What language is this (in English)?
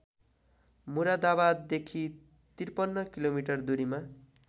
Nepali